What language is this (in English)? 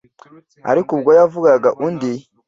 Kinyarwanda